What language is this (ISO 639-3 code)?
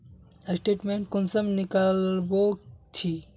mag